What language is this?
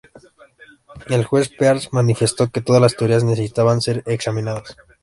Spanish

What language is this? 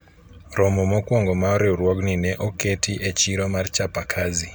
Luo (Kenya and Tanzania)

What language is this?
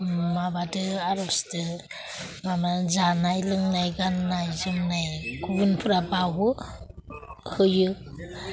Bodo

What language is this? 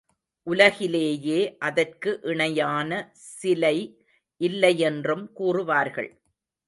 Tamil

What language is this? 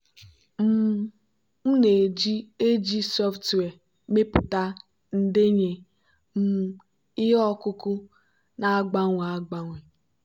Igbo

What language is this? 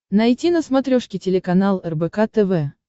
Russian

